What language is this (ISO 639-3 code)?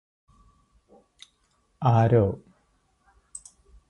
mal